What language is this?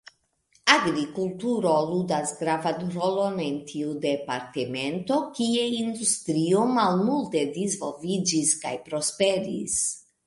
Esperanto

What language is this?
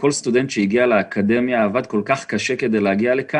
Hebrew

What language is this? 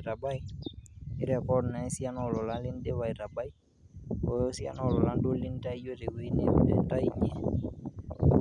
Masai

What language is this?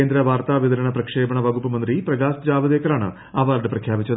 Malayalam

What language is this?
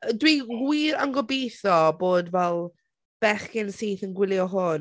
Welsh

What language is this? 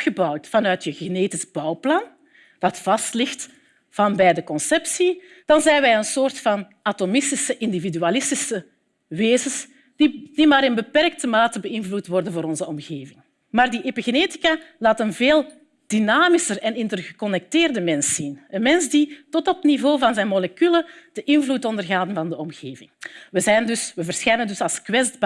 Dutch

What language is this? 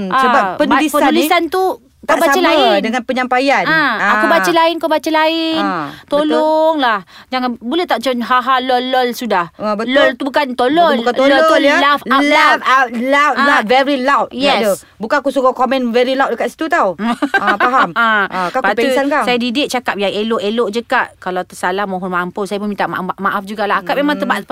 Malay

